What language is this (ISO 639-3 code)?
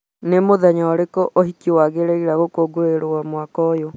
kik